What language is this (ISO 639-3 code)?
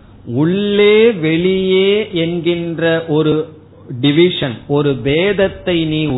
tam